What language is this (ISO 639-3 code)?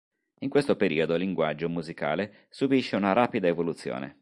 ita